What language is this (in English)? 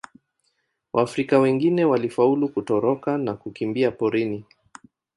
Swahili